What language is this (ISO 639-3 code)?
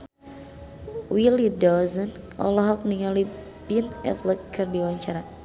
sun